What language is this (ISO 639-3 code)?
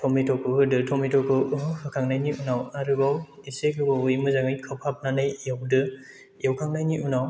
brx